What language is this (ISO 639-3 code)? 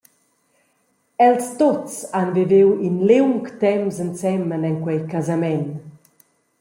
roh